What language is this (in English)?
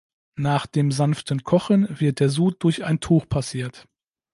German